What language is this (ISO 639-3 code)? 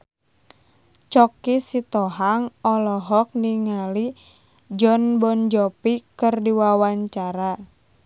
sun